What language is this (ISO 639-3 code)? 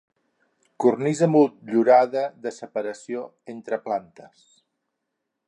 cat